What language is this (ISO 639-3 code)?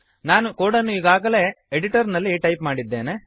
kan